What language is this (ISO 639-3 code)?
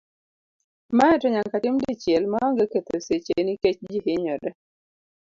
luo